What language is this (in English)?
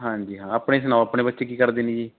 Punjabi